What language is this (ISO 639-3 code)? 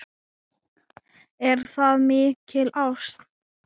isl